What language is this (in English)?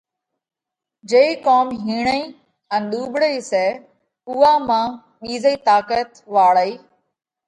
Parkari Koli